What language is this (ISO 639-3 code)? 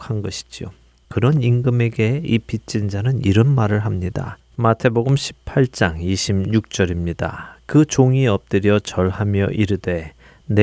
kor